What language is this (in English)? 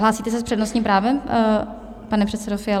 Czech